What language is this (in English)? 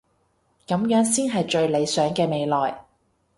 Cantonese